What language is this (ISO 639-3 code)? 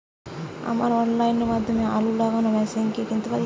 ben